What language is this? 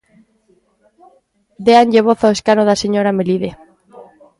Galician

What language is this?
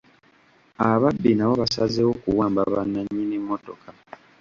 Ganda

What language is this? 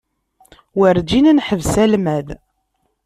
Kabyle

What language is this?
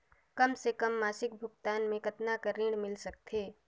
Chhattisgarhi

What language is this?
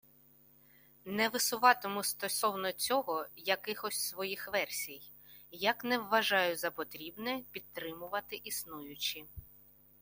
Ukrainian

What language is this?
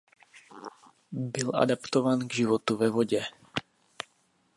Czech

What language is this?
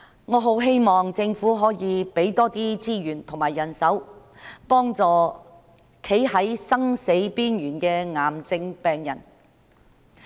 Cantonese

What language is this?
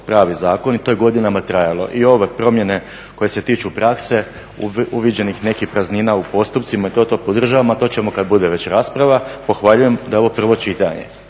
Croatian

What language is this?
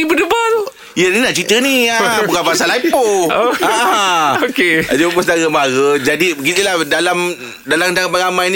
Malay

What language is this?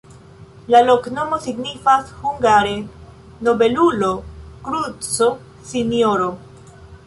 Esperanto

